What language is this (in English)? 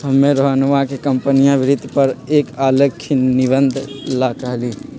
Magahi